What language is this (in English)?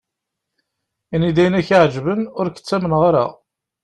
Kabyle